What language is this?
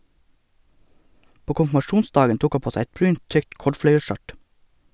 Norwegian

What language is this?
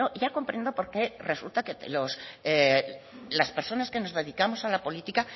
Spanish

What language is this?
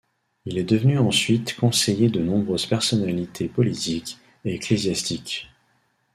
French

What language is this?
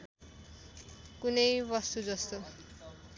Nepali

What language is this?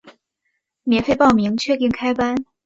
Chinese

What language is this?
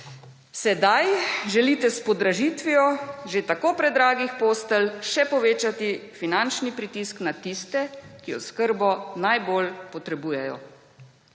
Slovenian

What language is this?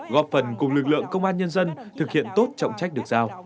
Vietnamese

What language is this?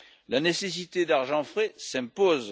French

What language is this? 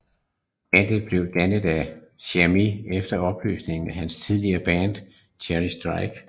Danish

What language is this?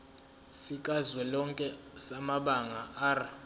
Zulu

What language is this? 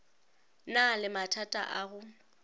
Northern Sotho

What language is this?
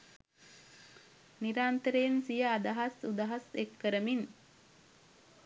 Sinhala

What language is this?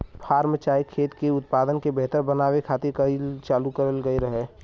Bhojpuri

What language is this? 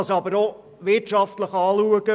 Swiss German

